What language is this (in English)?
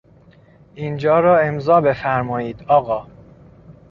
Persian